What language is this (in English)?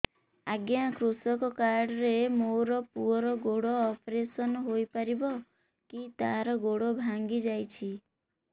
Odia